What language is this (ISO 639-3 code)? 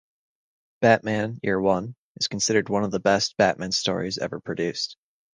eng